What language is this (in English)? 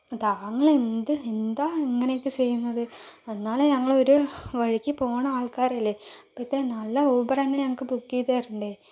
Malayalam